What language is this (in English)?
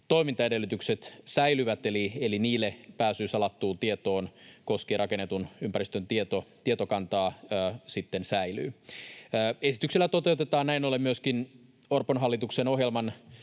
Finnish